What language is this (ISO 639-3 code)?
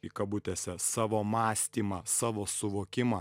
lit